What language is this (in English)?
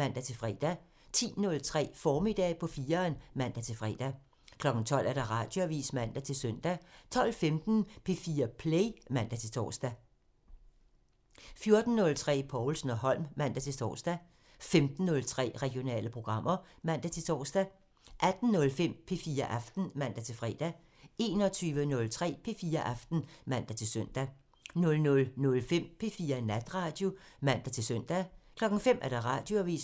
Danish